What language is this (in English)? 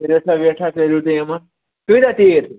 Kashmiri